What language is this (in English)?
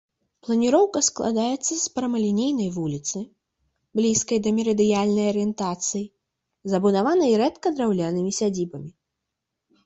Belarusian